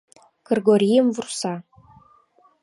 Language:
Mari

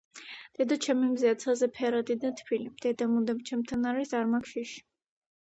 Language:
Georgian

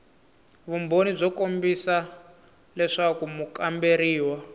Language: Tsonga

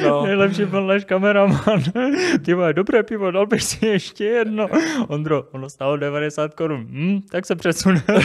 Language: Czech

